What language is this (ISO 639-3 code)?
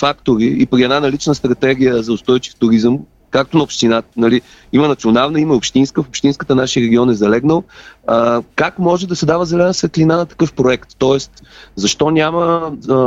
bul